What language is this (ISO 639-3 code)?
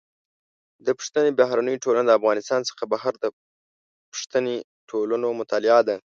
pus